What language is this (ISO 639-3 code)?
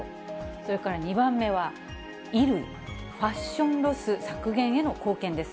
jpn